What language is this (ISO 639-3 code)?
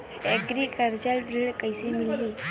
hne